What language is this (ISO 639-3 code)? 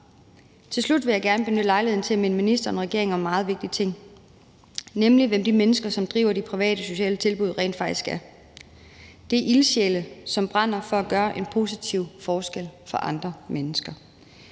dan